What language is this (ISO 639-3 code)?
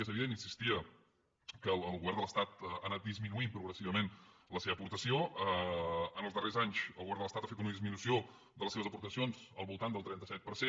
cat